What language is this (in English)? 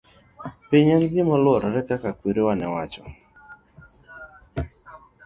Luo (Kenya and Tanzania)